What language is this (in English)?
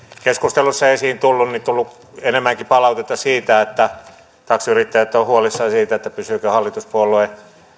Finnish